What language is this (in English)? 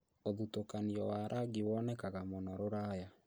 Kikuyu